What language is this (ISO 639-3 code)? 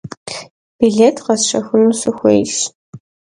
kbd